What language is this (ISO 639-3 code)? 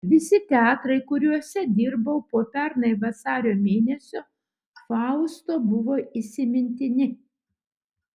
lit